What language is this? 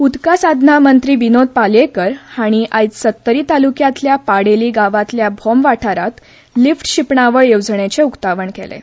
Konkani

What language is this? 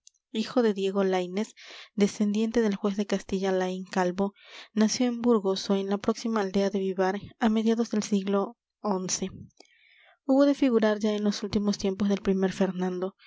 Spanish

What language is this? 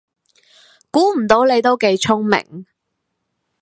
Cantonese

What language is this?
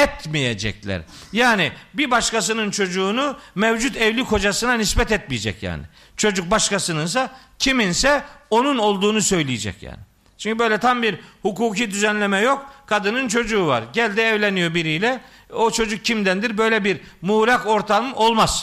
Turkish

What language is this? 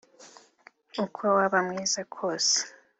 Kinyarwanda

